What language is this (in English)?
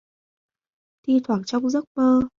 Vietnamese